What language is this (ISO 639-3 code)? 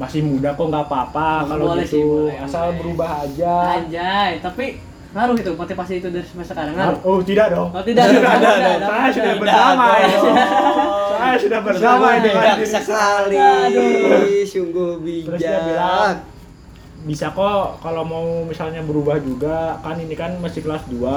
ind